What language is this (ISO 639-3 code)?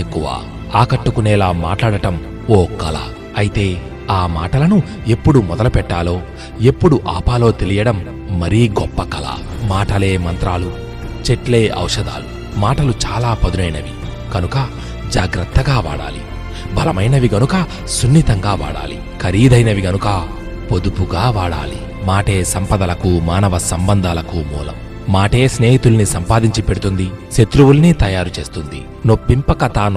tel